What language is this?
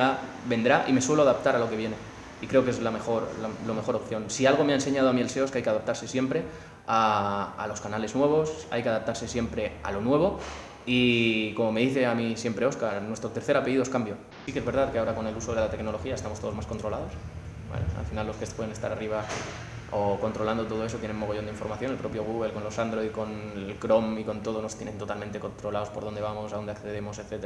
Spanish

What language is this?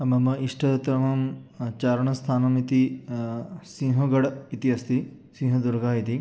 Sanskrit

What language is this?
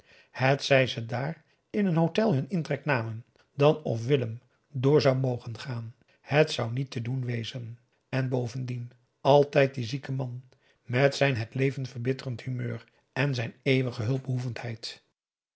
Dutch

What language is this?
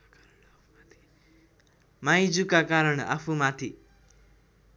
Nepali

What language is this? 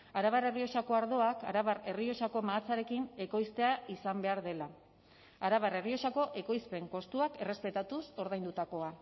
Basque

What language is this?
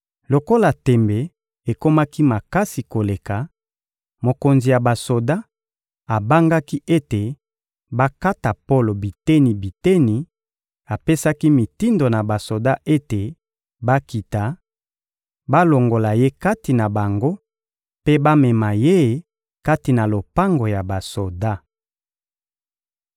Lingala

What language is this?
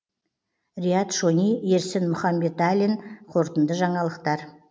Kazakh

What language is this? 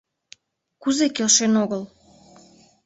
Mari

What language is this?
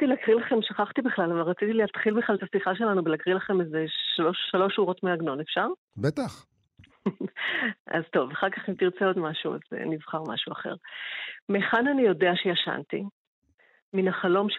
Hebrew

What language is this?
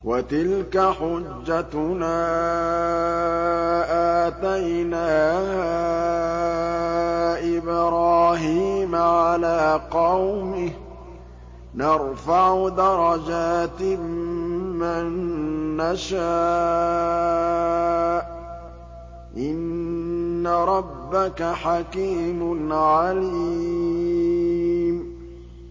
Arabic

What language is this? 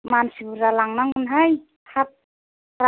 Bodo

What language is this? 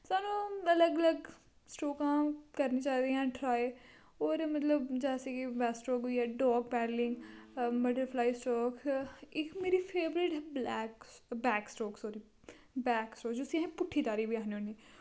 Dogri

